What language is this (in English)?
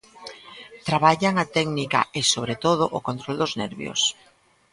Galician